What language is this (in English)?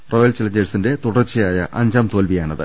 Malayalam